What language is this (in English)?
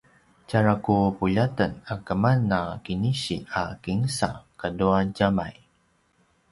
Paiwan